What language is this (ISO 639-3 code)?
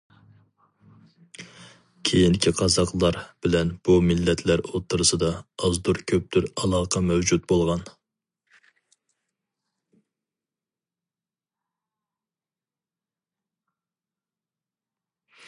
uig